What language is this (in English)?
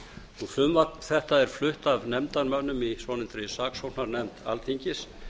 Icelandic